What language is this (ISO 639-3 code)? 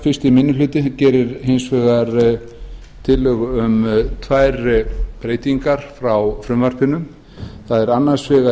isl